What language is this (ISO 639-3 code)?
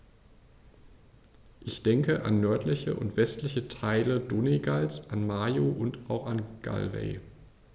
deu